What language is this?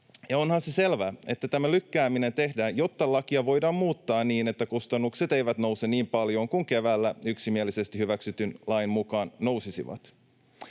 Finnish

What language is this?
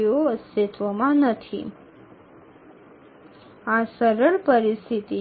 Bangla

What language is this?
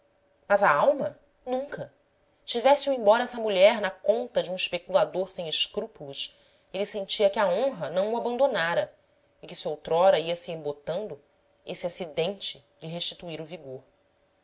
Portuguese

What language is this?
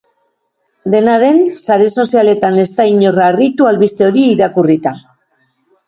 Basque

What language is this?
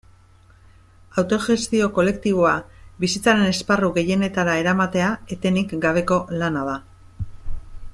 Basque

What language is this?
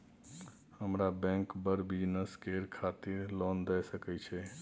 Maithili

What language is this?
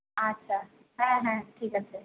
Bangla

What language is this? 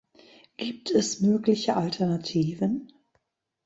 German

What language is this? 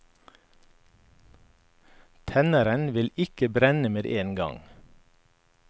Norwegian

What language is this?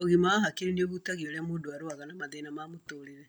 Kikuyu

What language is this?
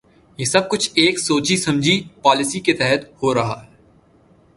Urdu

